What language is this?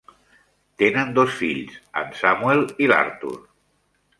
Catalan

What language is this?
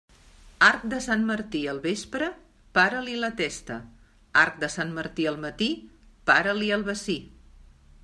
Catalan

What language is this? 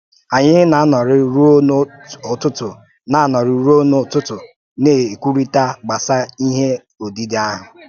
Igbo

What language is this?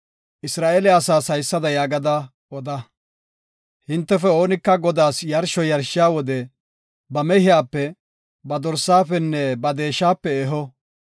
Gofa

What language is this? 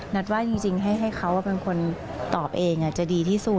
Thai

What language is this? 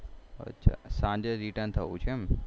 Gujarati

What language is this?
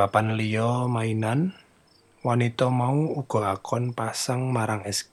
Indonesian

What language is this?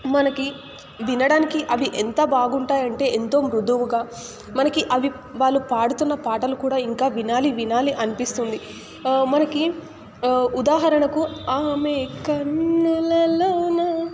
Telugu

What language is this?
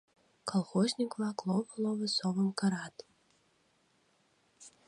Mari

